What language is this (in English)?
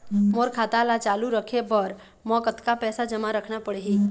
Chhattisgarhi